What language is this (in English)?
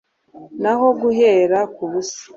Kinyarwanda